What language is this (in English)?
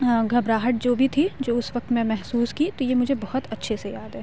Urdu